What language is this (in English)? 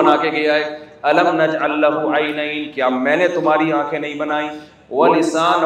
Urdu